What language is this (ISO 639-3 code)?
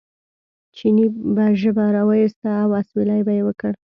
pus